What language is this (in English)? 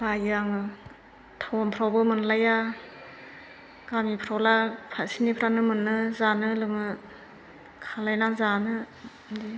Bodo